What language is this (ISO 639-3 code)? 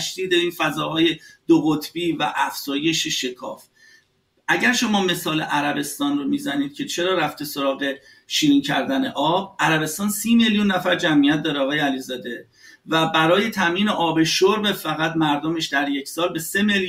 fas